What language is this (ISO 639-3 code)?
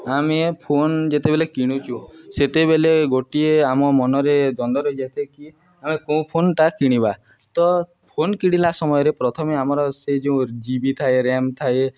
ori